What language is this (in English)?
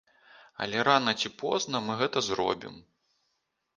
Belarusian